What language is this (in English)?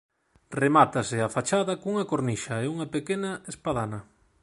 Galician